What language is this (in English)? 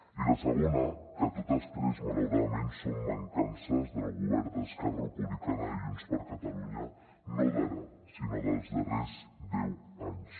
Catalan